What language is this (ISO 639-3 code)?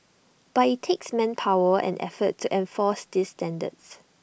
eng